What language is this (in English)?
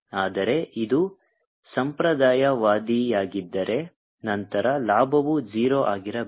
Kannada